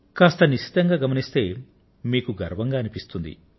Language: Telugu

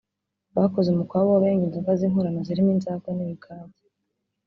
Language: Kinyarwanda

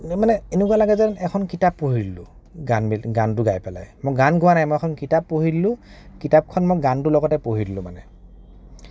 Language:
Assamese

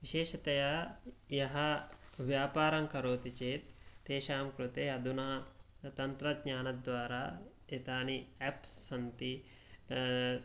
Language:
Sanskrit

